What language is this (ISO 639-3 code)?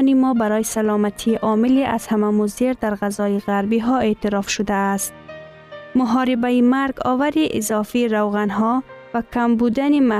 fas